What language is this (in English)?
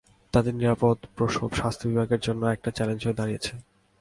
Bangla